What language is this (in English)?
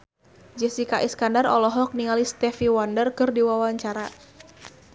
Sundanese